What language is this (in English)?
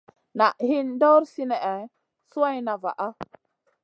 Masana